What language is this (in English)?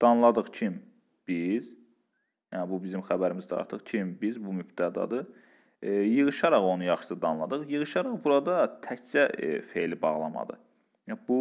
Turkish